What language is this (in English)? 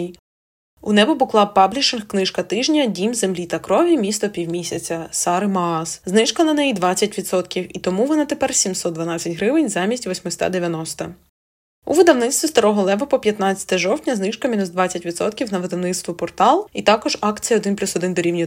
Ukrainian